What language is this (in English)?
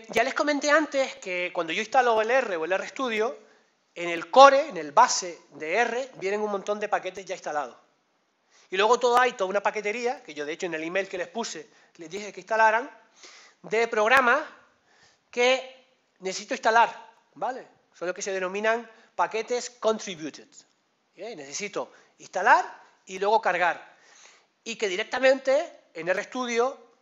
Spanish